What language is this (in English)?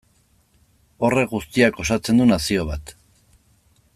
Basque